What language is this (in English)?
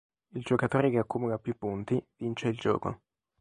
Italian